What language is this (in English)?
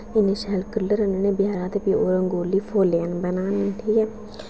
Dogri